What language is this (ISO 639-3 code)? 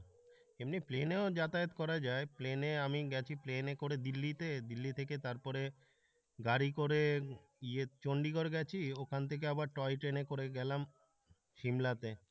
ben